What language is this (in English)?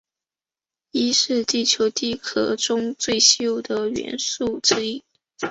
Chinese